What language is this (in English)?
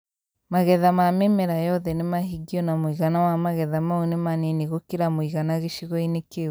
Kikuyu